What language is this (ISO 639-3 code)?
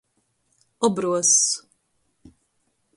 ltg